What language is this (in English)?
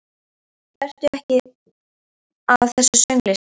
Icelandic